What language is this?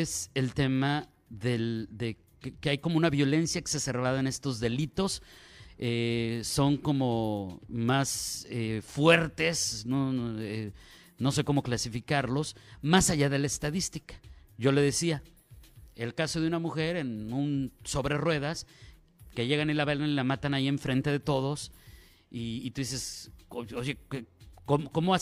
Spanish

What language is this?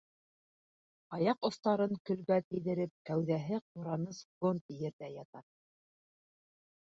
Bashkir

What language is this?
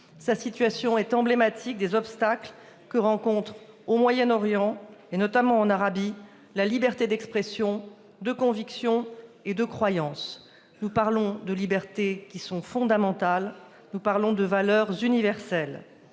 French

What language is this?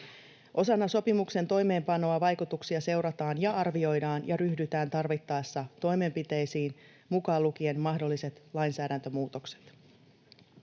Finnish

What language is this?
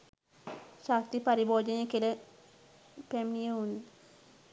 Sinhala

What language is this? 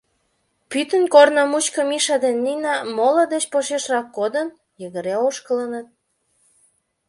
Mari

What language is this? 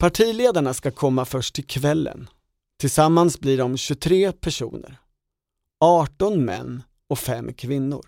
Swedish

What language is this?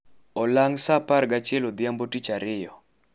Luo (Kenya and Tanzania)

